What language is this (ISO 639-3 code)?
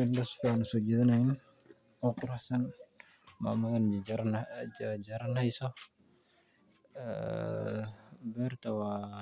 som